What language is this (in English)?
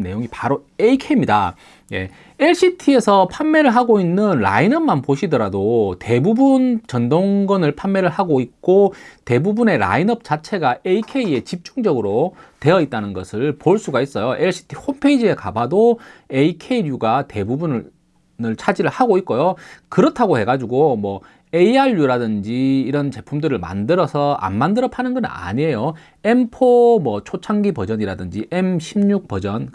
Korean